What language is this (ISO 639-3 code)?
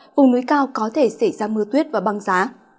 vie